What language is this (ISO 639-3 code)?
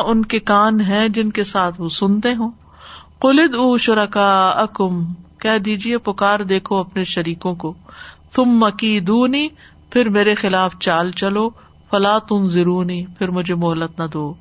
urd